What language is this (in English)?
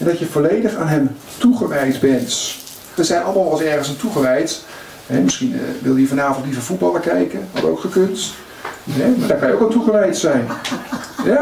Dutch